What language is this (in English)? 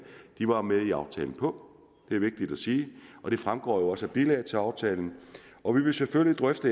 Danish